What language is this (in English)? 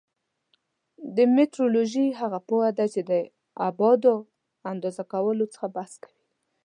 Pashto